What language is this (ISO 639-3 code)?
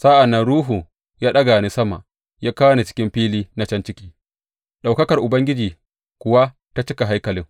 hau